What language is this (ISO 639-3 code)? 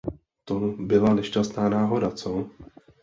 ces